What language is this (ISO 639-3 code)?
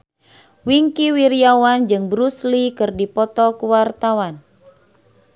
sun